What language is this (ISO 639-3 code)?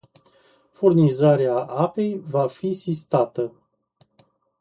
ron